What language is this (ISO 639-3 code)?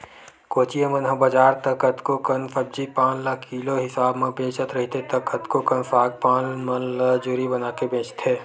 hne